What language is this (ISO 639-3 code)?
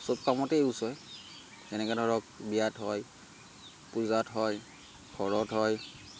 asm